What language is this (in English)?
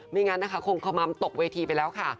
Thai